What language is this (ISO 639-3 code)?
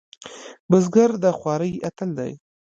pus